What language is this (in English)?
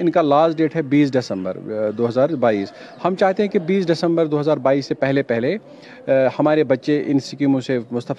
Urdu